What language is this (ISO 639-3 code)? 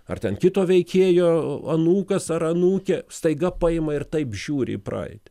lit